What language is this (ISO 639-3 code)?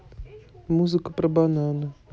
rus